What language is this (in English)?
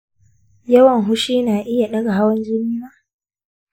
Hausa